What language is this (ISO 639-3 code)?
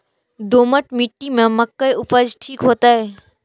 mai